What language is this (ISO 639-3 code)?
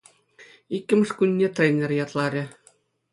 chv